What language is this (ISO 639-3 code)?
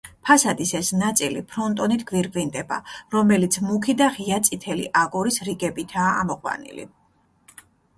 kat